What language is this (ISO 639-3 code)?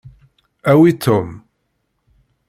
kab